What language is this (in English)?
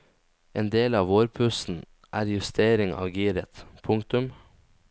Norwegian